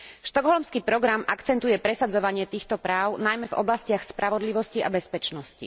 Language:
Slovak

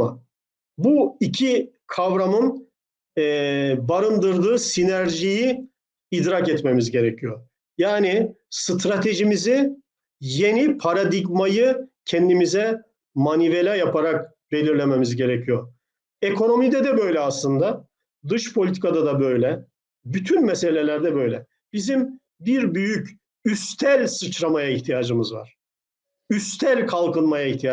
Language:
Turkish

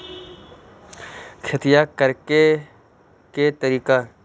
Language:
Magahi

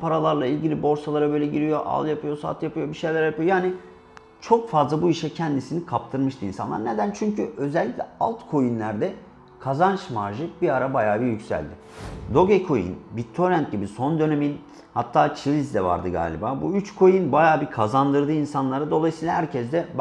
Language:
Turkish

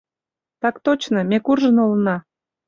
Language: Mari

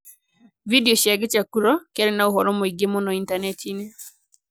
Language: Kikuyu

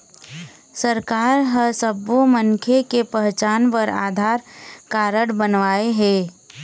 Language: Chhattisgarhi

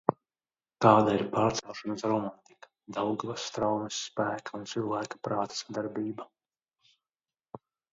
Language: Latvian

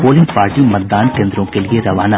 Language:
Hindi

